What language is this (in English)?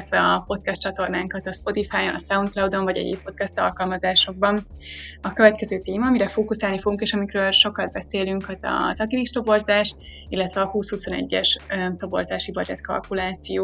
Hungarian